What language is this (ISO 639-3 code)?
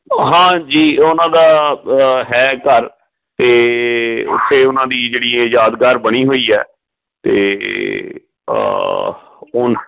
pan